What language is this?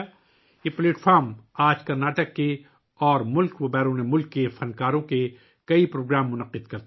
Urdu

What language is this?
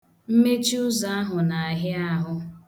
Igbo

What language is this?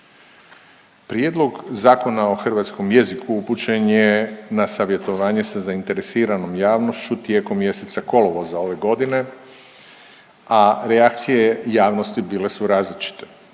Croatian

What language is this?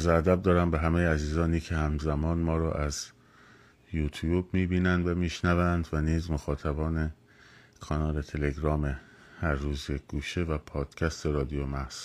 Persian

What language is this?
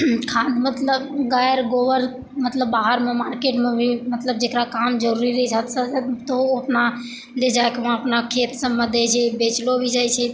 Maithili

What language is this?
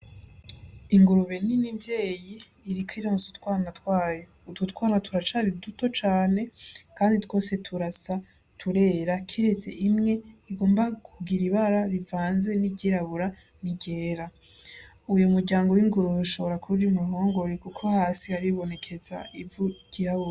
Rundi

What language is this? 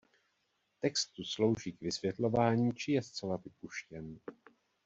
Czech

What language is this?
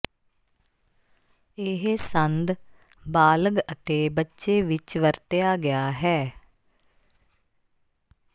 Punjabi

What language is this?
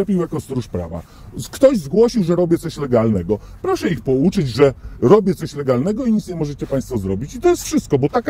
Polish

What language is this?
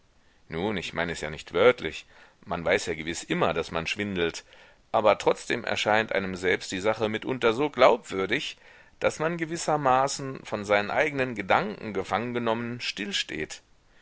German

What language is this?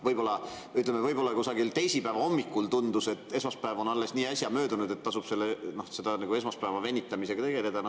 Estonian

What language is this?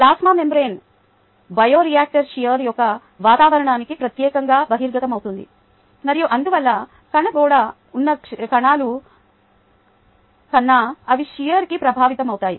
Telugu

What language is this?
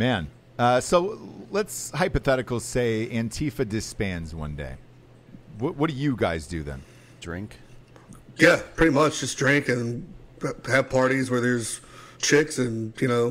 English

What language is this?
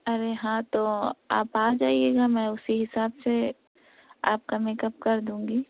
Urdu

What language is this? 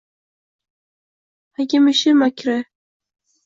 Uzbek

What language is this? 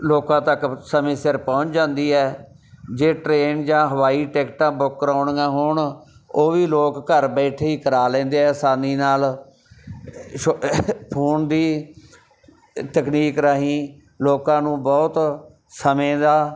Punjabi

